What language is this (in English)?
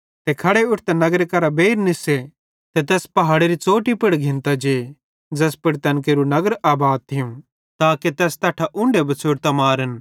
Bhadrawahi